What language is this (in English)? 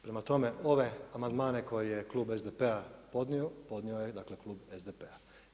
Croatian